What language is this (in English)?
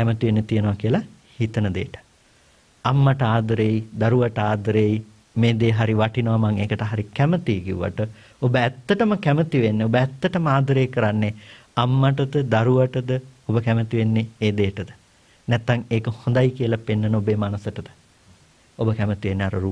Indonesian